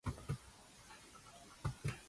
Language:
Georgian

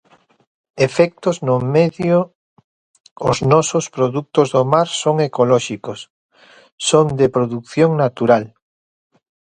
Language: Galician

